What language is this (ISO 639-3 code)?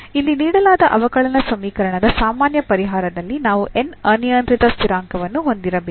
kan